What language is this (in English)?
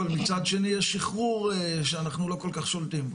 Hebrew